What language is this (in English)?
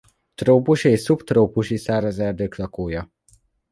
Hungarian